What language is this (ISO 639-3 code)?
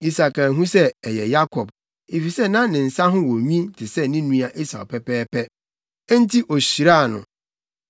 aka